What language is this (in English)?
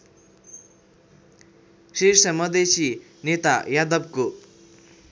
Nepali